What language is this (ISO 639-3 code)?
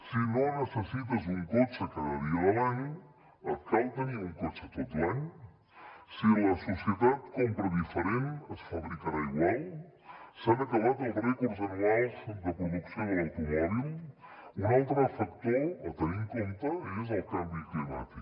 cat